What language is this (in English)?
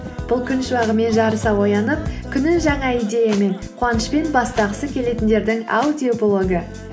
Kazakh